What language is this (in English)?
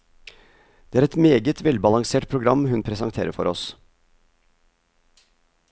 Norwegian